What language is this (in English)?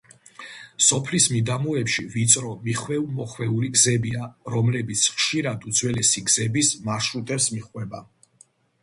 Georgian